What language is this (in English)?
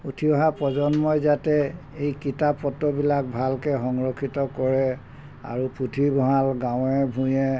Assamese